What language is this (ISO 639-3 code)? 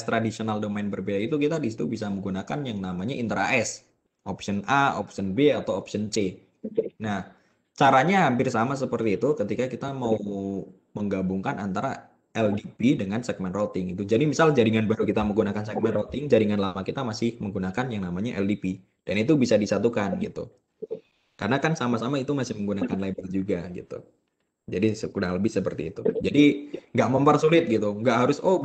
ind